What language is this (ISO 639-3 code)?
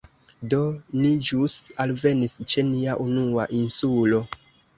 epo